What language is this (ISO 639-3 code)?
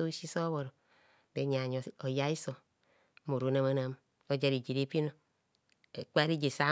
bcs